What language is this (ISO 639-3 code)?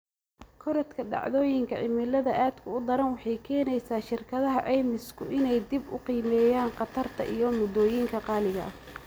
som